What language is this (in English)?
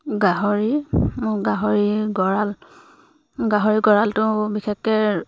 Assamese